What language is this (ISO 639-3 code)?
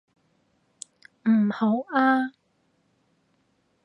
yue